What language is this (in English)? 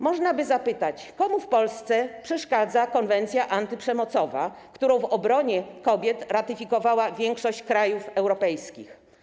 Polish